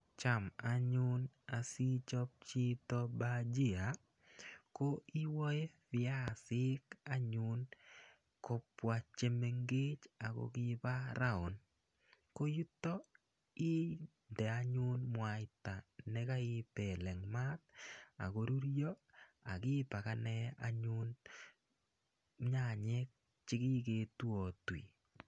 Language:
Kalenjin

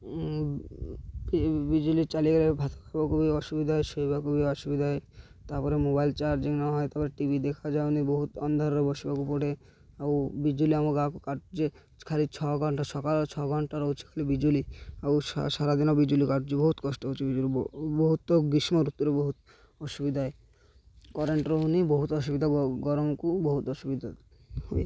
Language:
Odia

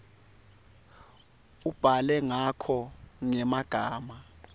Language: Swati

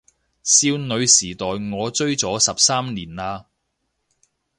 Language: Cantonese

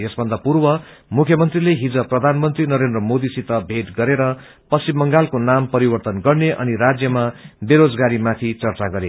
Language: Nepali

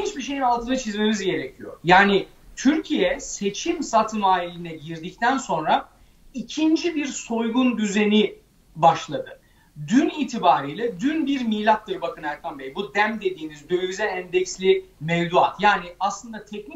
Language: Turkish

